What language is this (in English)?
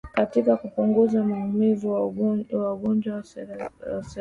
Swahili